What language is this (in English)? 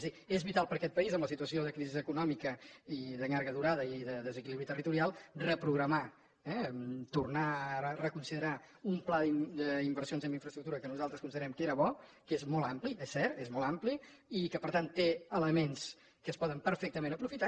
Catalan